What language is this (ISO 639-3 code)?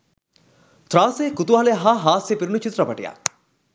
sin